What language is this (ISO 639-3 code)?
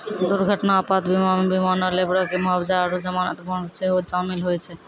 mai